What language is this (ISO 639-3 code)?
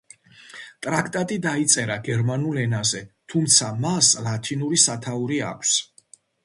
kat